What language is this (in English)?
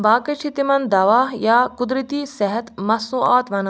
Kashmiri